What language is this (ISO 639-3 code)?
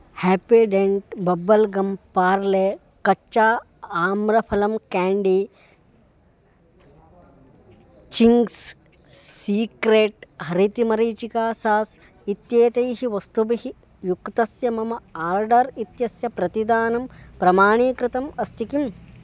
san